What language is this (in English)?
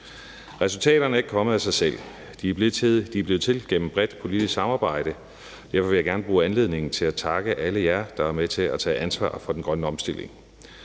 Danish